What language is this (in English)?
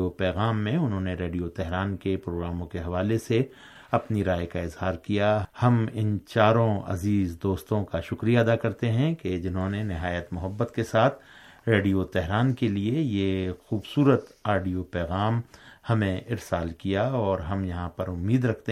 Urdu